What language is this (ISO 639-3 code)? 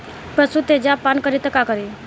bho